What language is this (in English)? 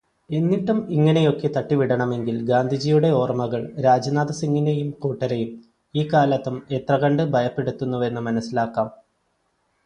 Malayalam